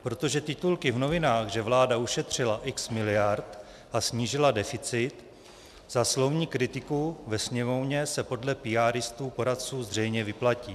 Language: Czech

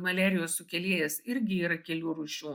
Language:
Lithuanian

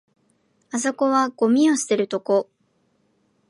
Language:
Japanese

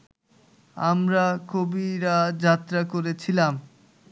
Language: Bangla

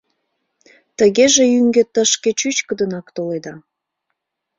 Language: Mari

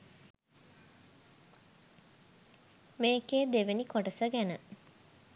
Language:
Sinhala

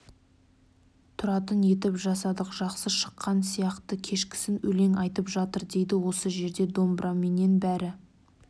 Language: Kazakh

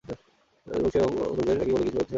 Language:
Bangla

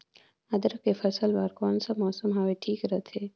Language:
Chhattisgarhi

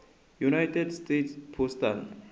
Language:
Tsonga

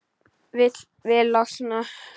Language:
Icelandic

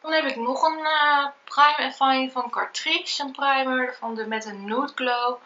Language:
Dutch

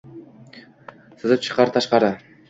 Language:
Uzbek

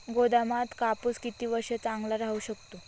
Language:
Marathi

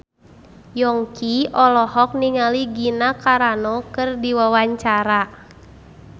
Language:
Sundanese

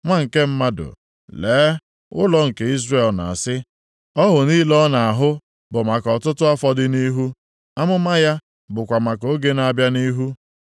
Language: Igbo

